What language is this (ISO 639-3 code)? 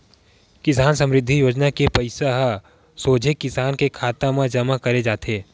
hne